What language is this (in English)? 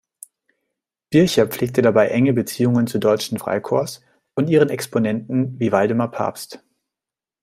German